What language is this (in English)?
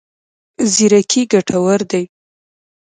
Pashto